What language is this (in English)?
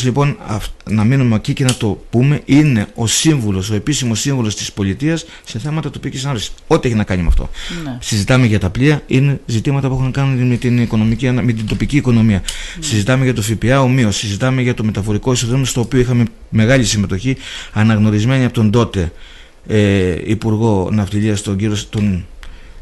Greek